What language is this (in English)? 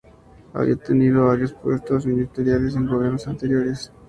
Spanish